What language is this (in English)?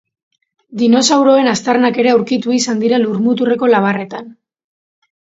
Basque